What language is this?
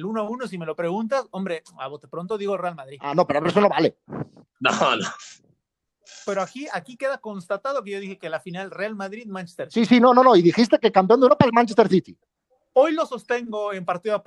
Spanish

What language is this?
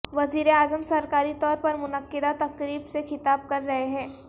Urdu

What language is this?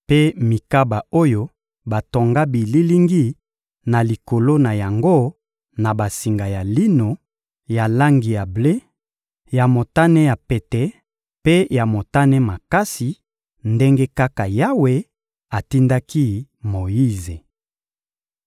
Lingala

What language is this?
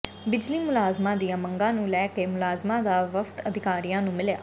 Punjabi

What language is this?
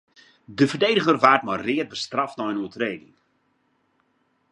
Western Frisian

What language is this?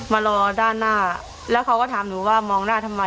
Thai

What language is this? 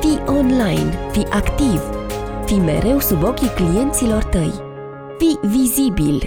Romanian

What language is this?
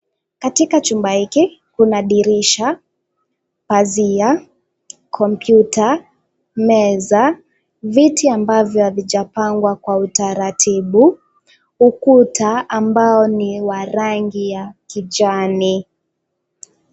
Swahili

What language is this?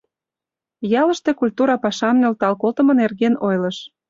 Mari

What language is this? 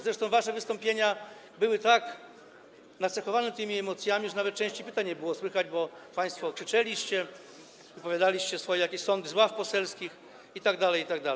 Polish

